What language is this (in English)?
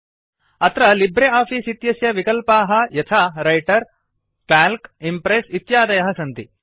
Sanskrit